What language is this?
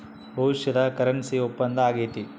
Kannada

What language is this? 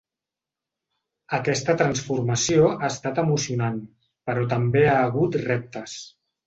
Catalan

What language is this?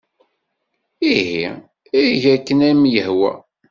Kabyle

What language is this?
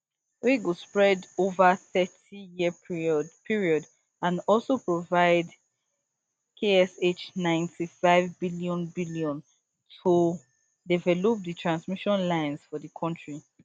Nigerian Pidgin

